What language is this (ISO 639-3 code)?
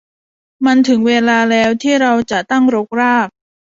tha